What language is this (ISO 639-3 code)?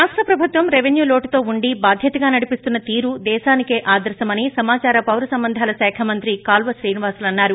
tel